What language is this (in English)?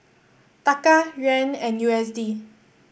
English